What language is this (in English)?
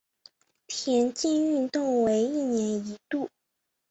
Chinese